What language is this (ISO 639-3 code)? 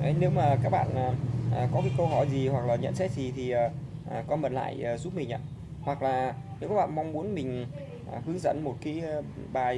vie